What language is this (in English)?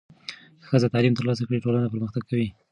Pashto